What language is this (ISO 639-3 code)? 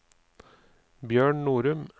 nor